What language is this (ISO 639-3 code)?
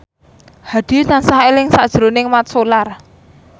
jav